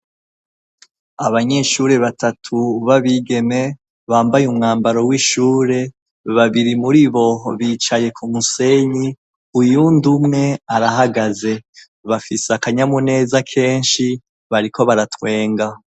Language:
Rundi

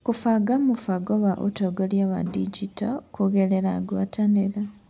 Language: Kikuyu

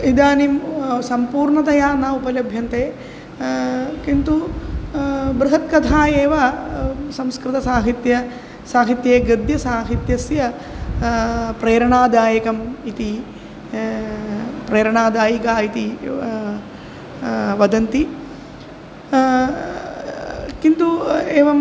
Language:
Sanskrit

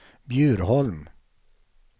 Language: Swedish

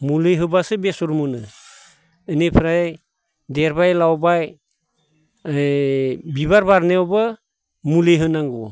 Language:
Bodo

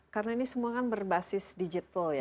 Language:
Indonesian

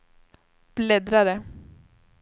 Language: Swedish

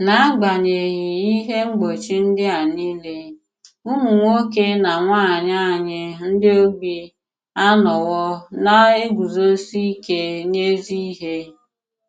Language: Igbo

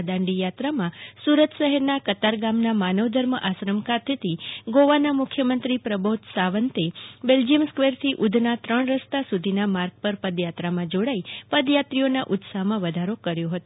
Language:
Gujarati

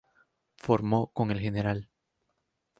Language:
Spanish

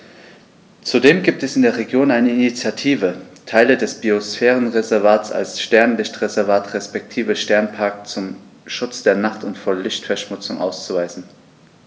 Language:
German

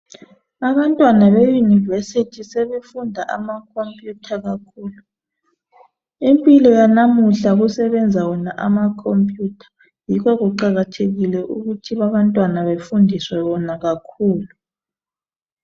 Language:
North Ndebele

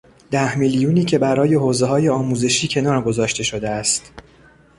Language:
Persian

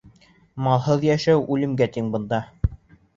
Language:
Bashkir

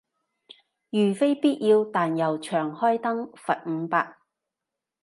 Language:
Cantonese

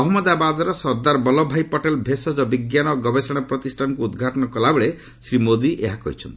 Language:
Odia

